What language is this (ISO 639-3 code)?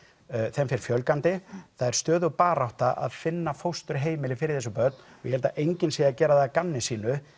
isl